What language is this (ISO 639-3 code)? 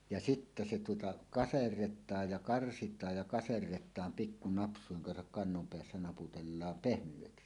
fin